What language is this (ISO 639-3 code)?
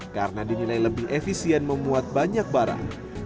ind